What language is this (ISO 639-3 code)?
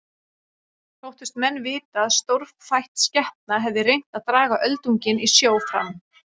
isl